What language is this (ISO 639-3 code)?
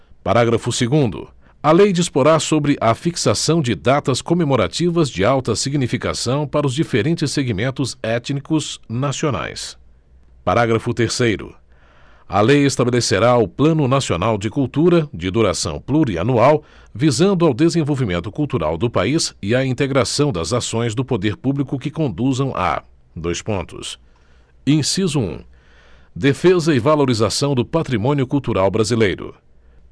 por